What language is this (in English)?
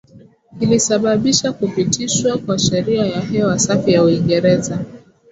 Swahili